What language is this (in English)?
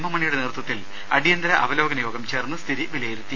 Malayalam